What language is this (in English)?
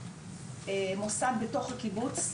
Hebrew